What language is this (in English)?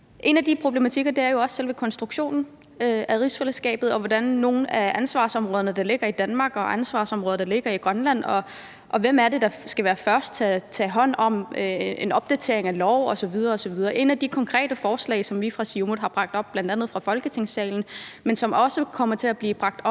Danish